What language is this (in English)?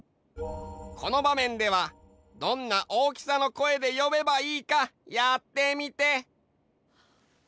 Japanese